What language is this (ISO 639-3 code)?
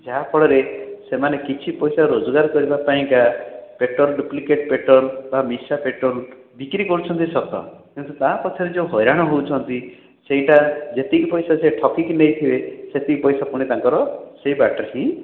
ori